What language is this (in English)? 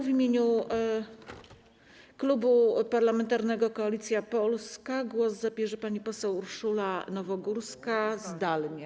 Polish